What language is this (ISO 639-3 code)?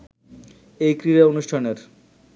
ben